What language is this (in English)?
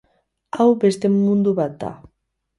Basque